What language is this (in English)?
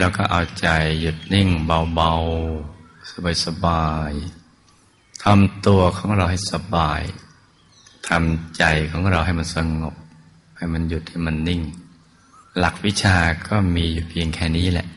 Thai